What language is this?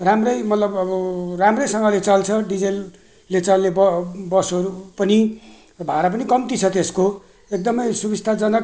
Nepali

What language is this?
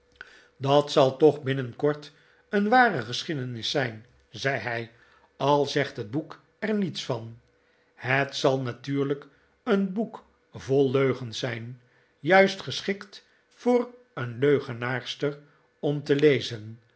Dutch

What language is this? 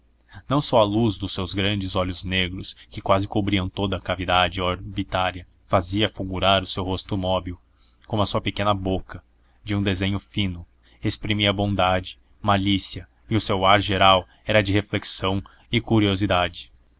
Portuguese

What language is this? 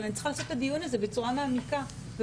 Hebrew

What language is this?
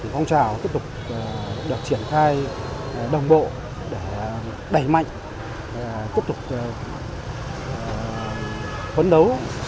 Vietnamese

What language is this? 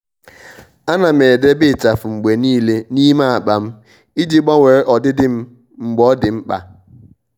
Igbo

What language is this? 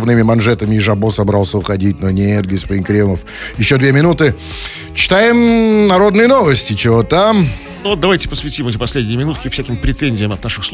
Russian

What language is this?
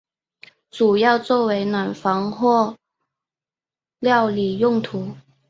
Chinese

